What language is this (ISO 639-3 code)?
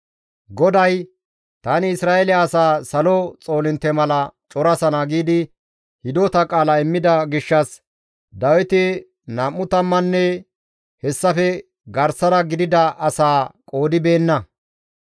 gmv